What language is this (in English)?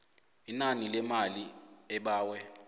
South Ndebele